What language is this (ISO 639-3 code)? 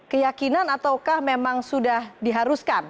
ind